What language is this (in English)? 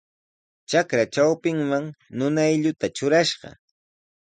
Sihuas Ancash Quechua